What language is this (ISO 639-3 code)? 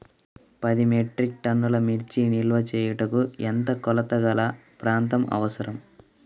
tel